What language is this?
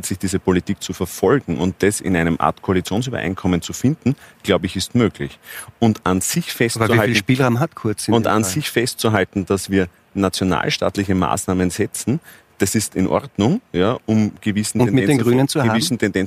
German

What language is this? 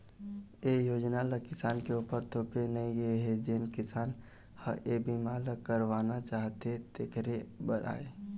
Chhattisgarhi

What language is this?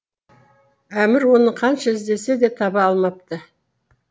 Kazakh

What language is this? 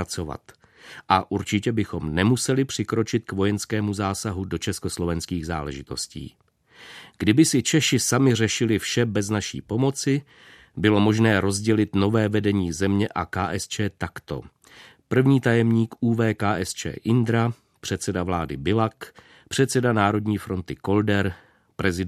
Czech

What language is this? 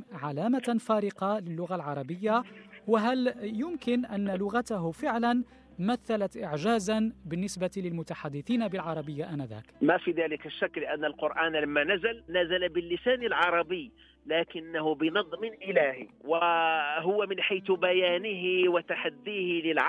Arabic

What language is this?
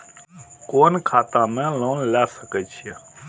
Maithili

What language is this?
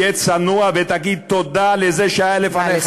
Hebrew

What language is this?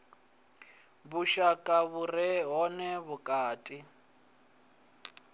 Venda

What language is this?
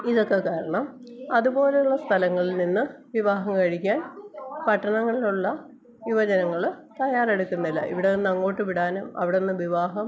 Malayalam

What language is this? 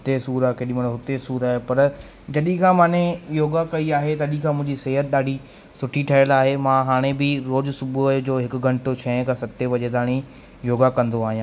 Sindhi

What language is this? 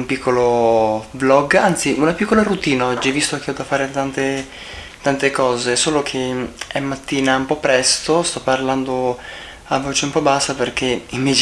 Italian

